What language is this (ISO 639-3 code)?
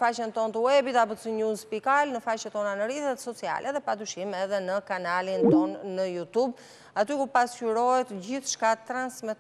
ron